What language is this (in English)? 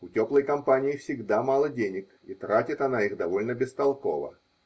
Russian